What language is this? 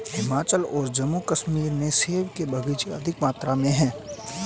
Hindi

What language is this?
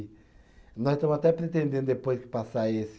Portuguese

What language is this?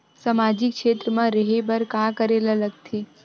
Chhattisgarhi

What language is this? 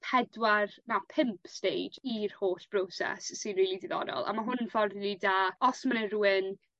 Welsh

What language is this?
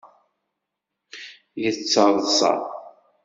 Kabyle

